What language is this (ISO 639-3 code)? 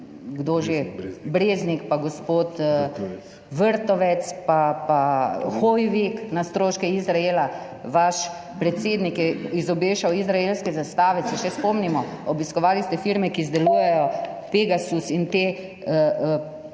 slv